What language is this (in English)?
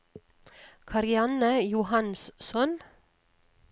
Norwegian